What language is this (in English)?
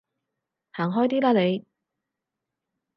Cantonese